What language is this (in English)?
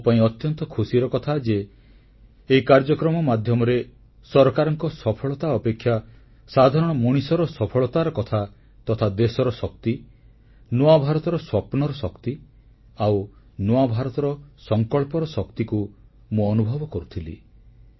Odia